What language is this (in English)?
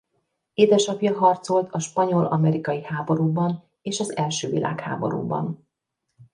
Hungarian